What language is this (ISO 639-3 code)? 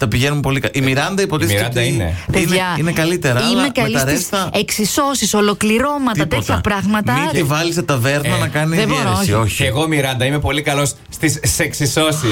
ell